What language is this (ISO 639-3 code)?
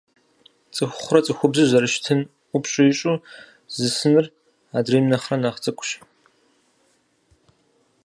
kbd